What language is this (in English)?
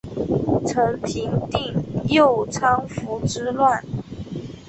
Chinese